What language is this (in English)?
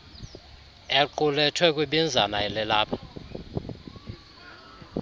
Xhosa